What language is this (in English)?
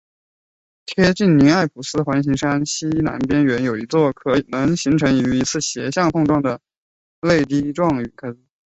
Chinese